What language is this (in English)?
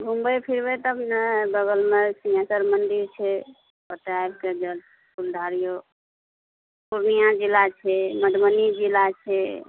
Maithili